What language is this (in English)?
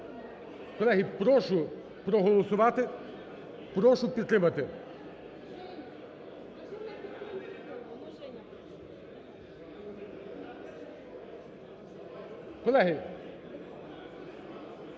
Ukrainian